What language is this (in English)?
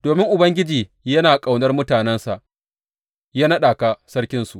Hausa